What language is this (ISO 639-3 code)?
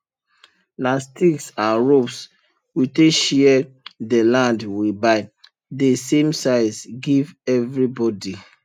pcm